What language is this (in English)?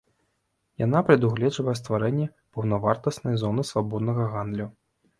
Belarusian